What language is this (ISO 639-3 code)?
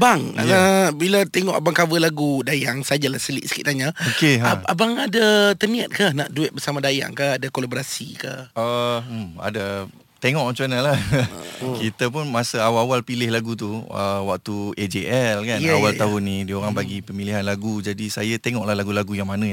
msa